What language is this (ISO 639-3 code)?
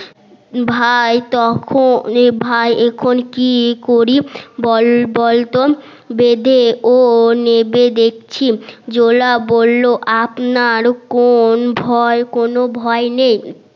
ben